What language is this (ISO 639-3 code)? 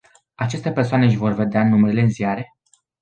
ron